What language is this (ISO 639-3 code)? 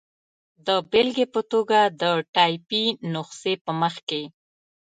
pus